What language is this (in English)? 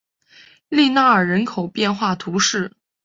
Chinese